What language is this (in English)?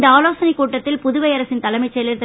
Tamil